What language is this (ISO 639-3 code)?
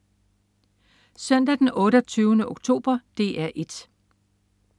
dan